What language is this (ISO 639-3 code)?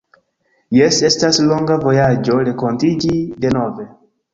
epo